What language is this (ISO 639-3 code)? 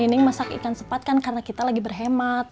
ind